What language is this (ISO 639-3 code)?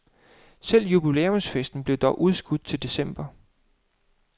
dan